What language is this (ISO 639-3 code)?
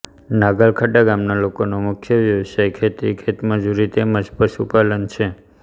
guj